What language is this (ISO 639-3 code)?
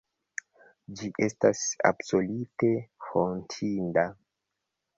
epo